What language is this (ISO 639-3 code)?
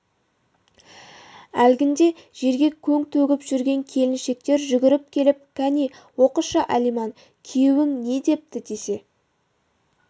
kaz